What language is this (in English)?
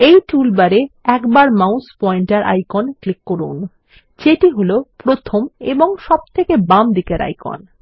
Bangla